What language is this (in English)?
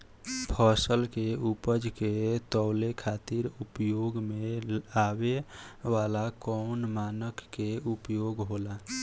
Bhojpuri